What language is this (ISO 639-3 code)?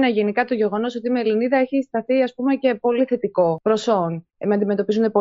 ell